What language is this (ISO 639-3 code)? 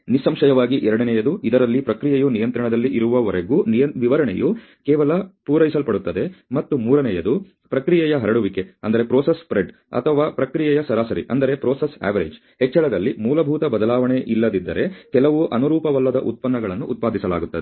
kan